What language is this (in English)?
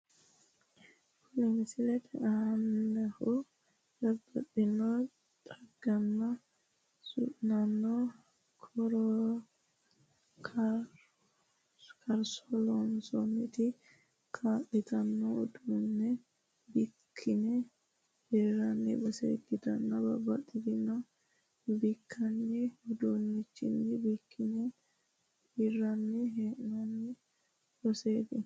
Sidamo